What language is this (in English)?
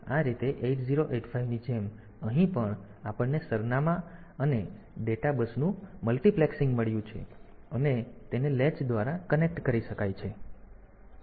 Gujarati